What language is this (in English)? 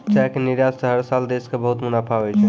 Maithili